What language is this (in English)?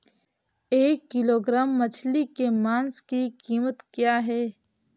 Hindi